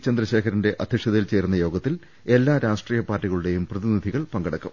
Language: Malayalam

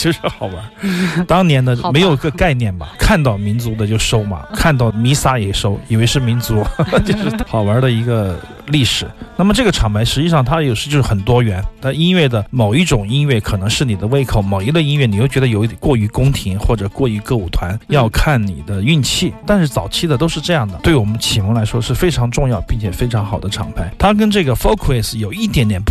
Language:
Chinese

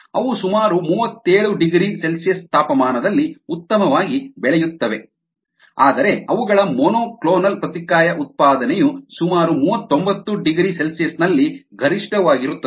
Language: Kannada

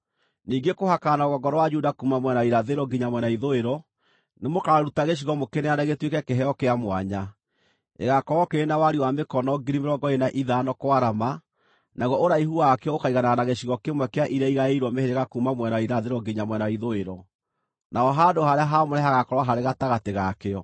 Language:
Kikuyu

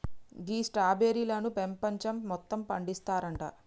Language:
Telugu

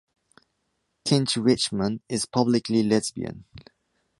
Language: English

